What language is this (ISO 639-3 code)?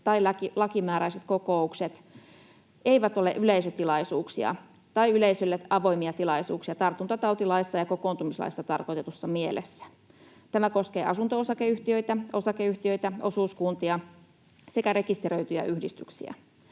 fin